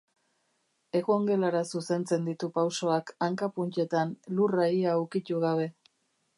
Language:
Basque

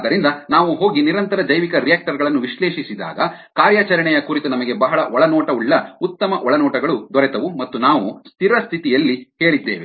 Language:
Kannada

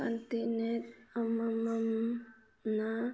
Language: Manipuri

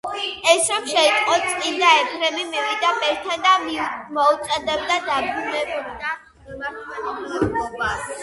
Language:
Georgian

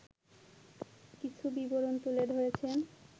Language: Bangla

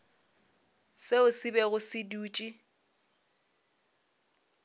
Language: Northern Sotho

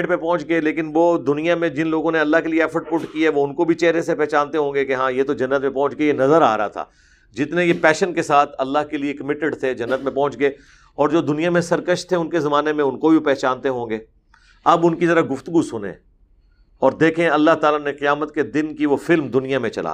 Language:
Urdu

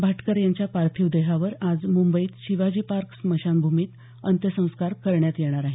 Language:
Marathi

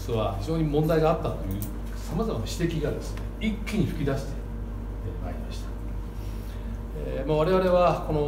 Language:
Japanese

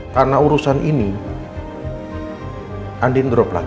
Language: Indonesian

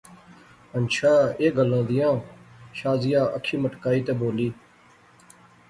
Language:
Pahari-Potwari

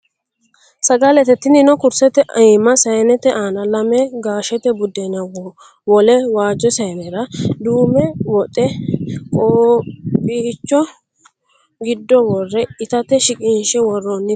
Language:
Sidamo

